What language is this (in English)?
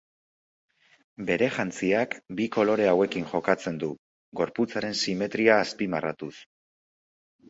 Basque